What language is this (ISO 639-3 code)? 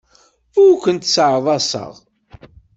kab